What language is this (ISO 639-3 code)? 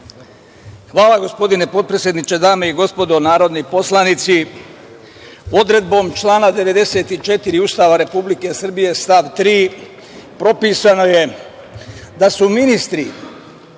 srp